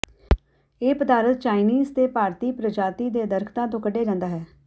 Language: Punjabi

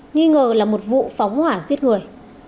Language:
Vietnamese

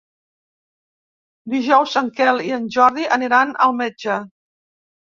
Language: Catalan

